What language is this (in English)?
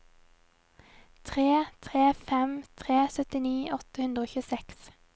Norwegian